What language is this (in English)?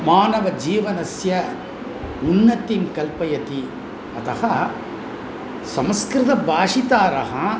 Sanskrit